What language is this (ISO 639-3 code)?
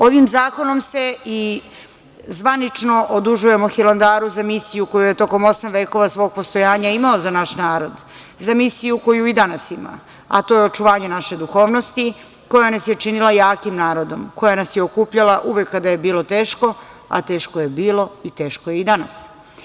srp